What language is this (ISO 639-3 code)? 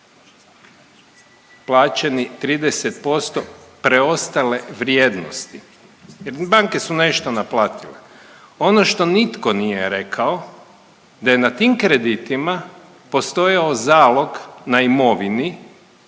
hrv